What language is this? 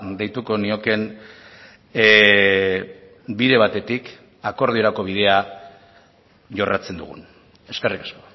Basque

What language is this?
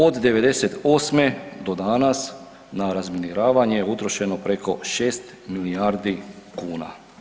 Croatian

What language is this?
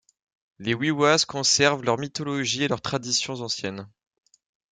French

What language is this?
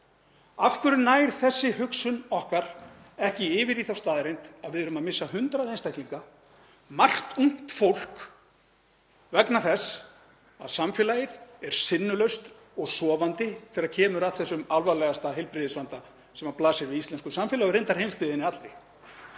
Icelandic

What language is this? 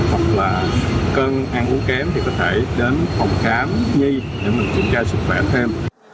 Vietnamese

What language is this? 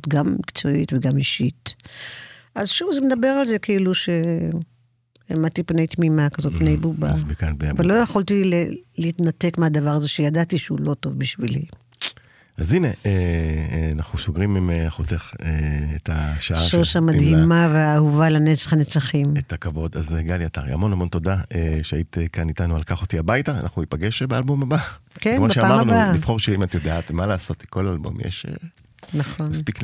Hebrew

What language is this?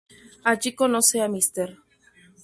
Spanish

